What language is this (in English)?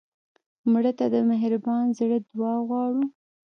Pashto